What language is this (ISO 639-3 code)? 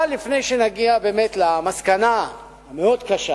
heb